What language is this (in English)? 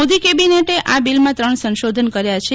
Gujarati